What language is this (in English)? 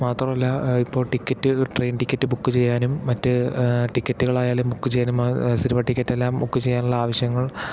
Malayalam